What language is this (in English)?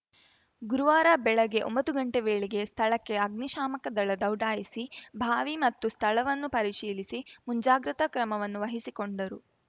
Kannada